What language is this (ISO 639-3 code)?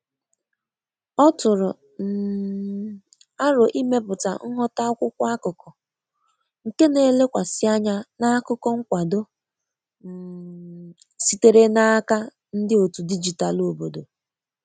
ibo